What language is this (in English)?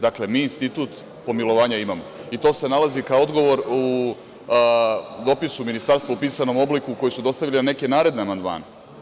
Serbian